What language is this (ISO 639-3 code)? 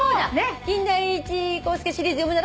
jpn